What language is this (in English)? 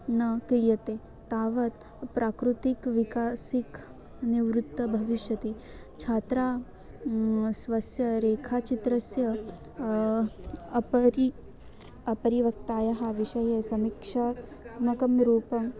Sanskrit